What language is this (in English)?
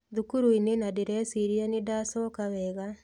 Kikuyu